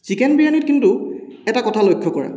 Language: Assamese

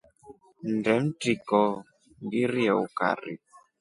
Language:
Rombo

